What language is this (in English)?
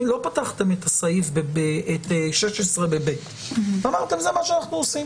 Hebrew